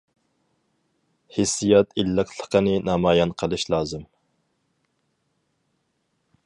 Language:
Uyghur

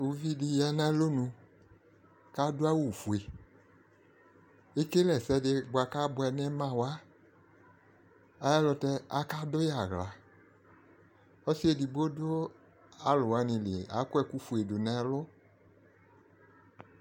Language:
Ikposo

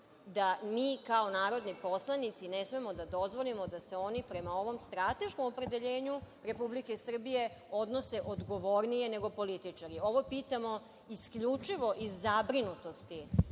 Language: Serbian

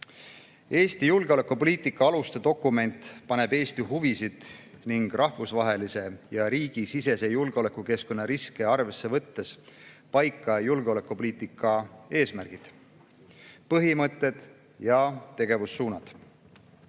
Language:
Estonian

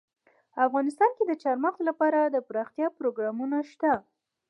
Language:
Pashto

